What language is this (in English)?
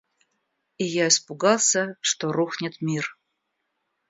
Russian